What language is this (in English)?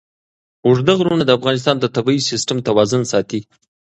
Pashto